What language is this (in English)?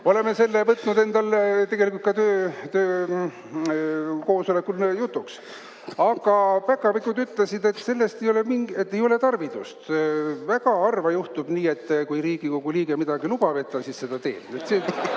Estonian